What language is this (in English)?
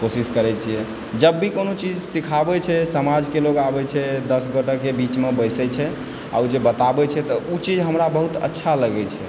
Maithili